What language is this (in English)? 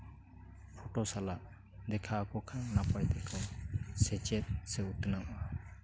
Santali